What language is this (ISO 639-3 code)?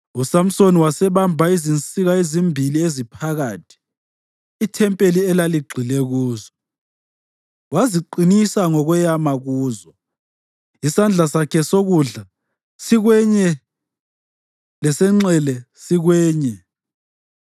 nde